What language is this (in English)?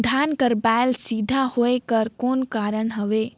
Chhattisgarhi